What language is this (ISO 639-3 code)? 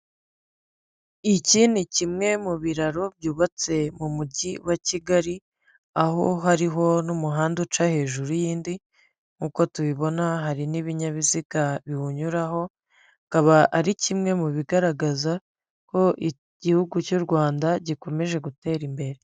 kin